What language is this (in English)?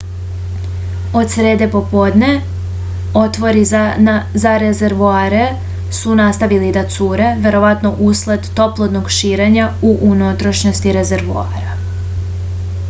Serbian